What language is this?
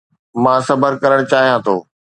Sindhi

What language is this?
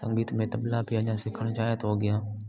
Sindhi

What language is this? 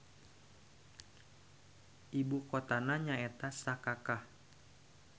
Sundanese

